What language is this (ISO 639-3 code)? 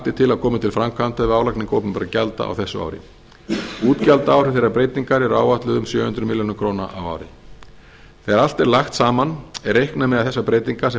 isl